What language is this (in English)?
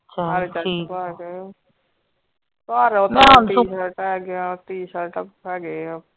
Punjabi